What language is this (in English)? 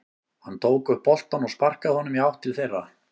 Icelandic